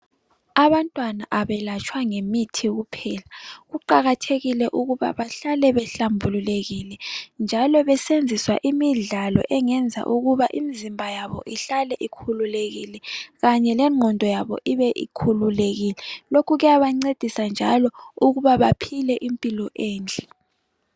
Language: North Ndebele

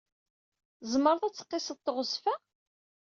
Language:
Kabyle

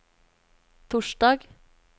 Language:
Norwegian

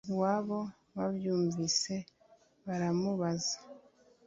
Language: Kinyarwanda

